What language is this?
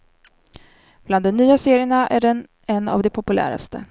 Swedish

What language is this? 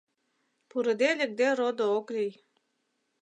Mari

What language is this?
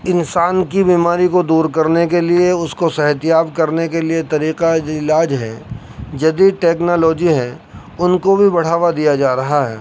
Urdu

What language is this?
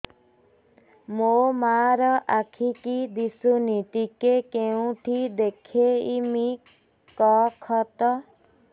Odia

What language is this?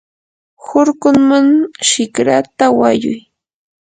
Yanahuanca Pasco Quechua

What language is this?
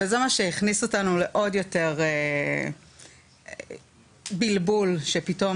Hebrew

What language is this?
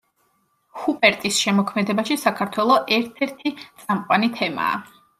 Georgian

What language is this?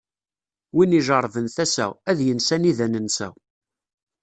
Kabyle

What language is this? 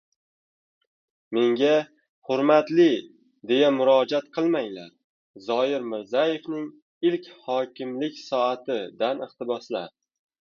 Uzbek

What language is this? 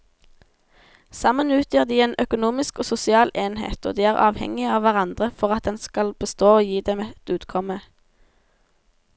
Norwegian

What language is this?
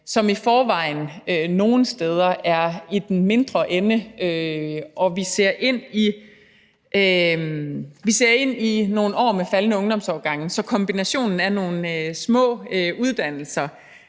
Danish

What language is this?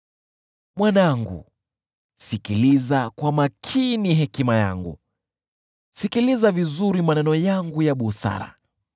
Swahili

